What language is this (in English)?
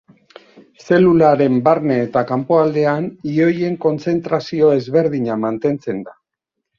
Basque